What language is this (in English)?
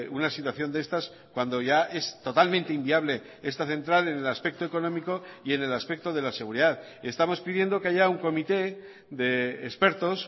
Spanish